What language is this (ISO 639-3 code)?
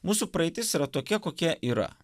lit